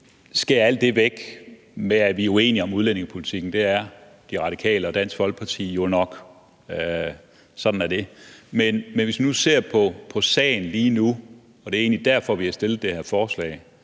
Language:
Danish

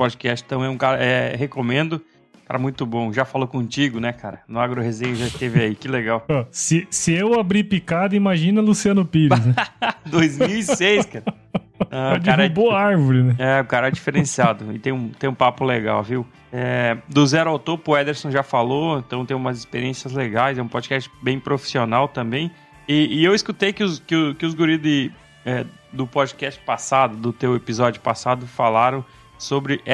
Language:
Portuguese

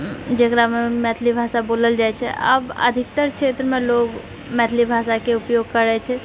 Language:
Maithili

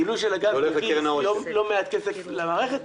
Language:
Hebrew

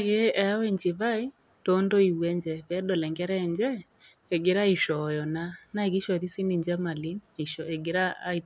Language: Masai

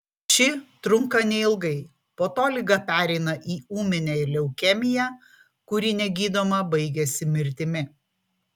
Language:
Lithuanian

